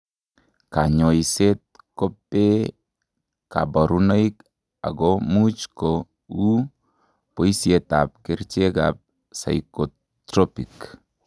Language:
Kalenjin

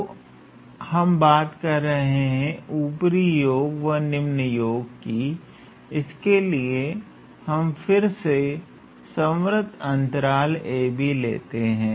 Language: Hindi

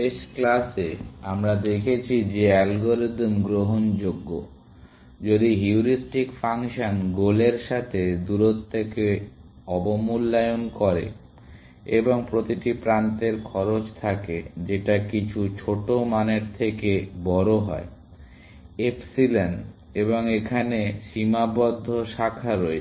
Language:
Bangla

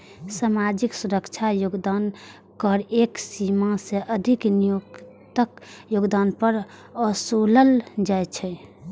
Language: Maithili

